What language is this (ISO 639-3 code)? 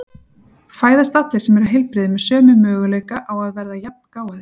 isl